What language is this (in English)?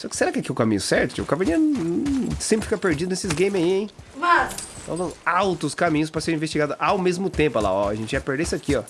Portuguese